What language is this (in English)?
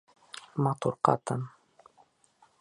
Bashkir